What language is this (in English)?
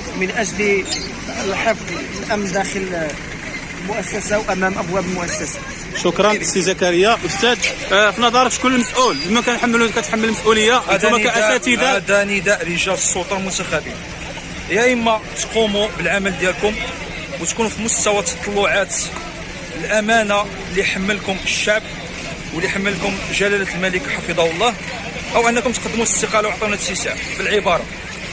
Arabic